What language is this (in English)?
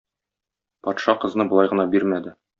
Tatar